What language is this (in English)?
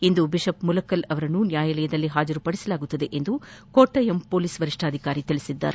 Kannada